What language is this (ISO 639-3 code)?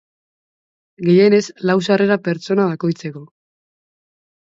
eus